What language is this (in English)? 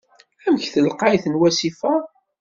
Kabyle